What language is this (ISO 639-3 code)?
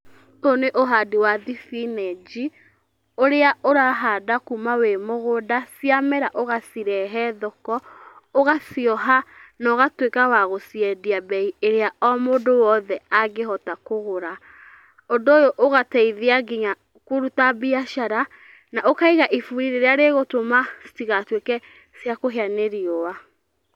kik